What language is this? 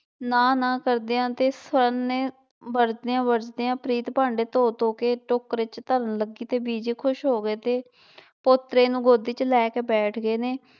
Punjabi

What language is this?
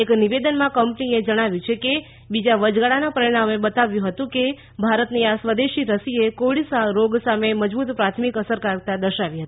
Gujarati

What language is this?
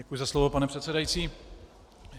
Czech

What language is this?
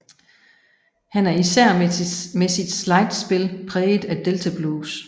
Danish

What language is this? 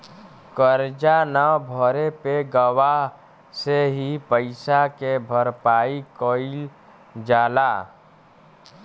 Bhojpuri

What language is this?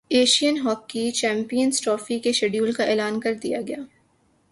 Urdu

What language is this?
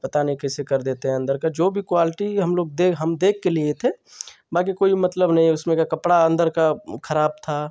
Hindi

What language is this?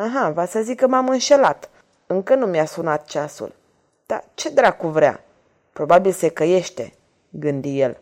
Romanian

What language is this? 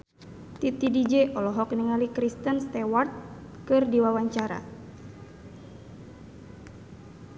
Sundanese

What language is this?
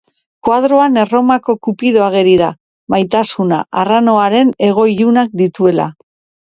Basque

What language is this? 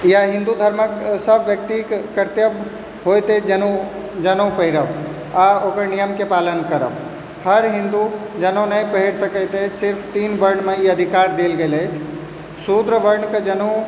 Maithili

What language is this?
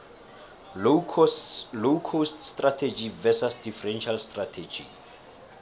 South Ndebele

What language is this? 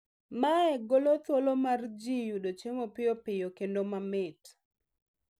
Luo (Kenya and Tanzania)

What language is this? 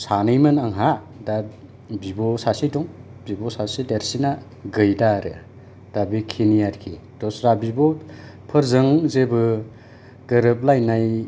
Bodo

